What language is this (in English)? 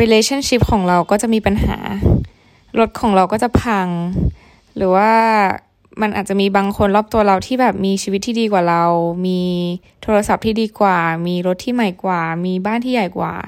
Thai